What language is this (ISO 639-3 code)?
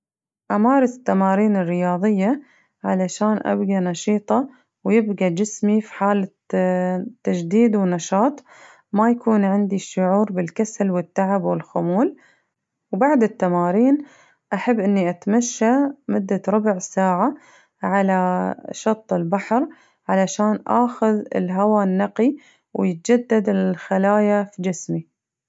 ars